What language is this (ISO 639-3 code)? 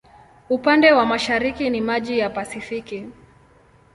swa